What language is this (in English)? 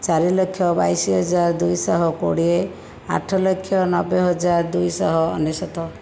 Odia